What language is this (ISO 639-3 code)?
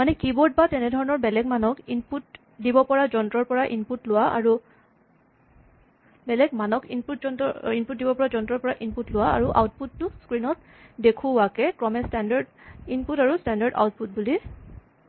asm